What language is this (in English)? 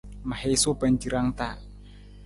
Nawdm